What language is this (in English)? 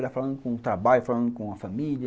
Portuguese